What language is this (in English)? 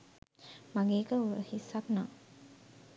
Sinhala